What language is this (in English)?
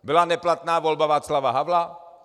Czech